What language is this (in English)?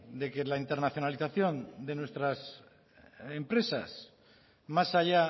Spanish